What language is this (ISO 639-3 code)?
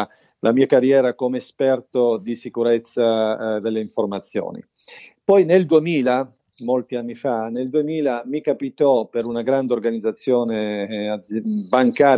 ita